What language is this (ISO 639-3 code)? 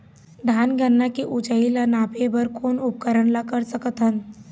hne